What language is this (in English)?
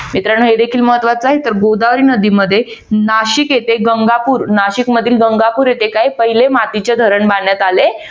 Marathi